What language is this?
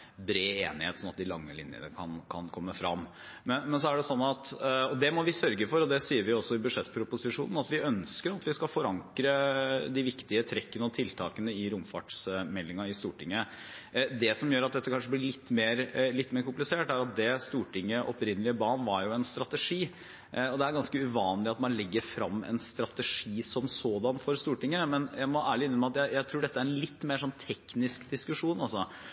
Norwegian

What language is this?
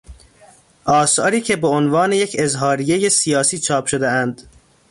Persian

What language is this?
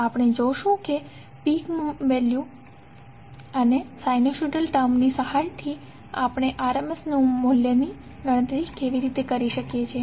Gujarati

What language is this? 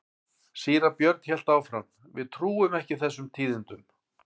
Icelandic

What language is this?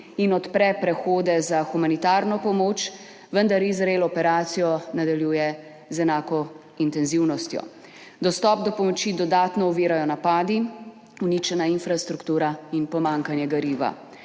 Slovenian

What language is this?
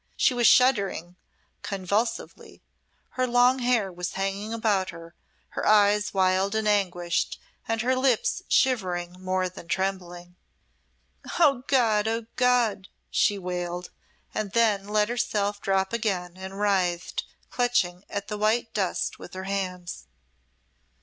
English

